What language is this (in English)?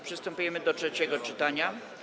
Polish